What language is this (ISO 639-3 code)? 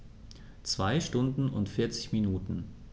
deu